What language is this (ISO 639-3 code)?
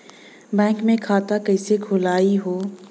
bho